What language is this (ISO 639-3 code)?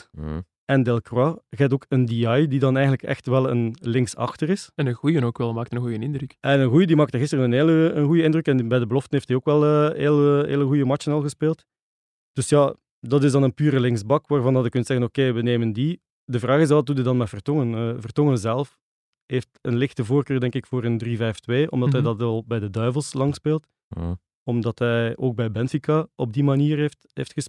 nld